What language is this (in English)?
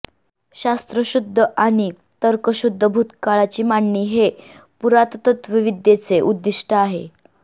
Marathi